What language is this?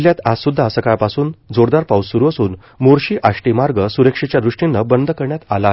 Marathi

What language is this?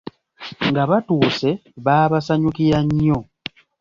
Ganda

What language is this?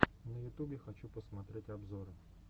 Russian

